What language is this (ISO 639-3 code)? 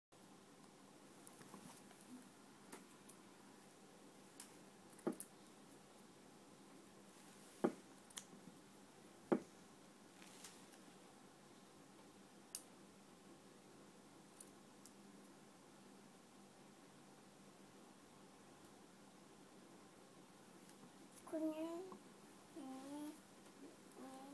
tha